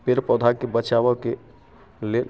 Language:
Maithili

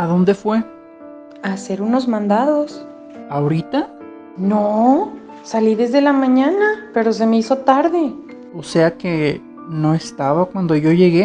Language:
Spanish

